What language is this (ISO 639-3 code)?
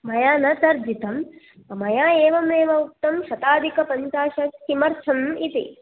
san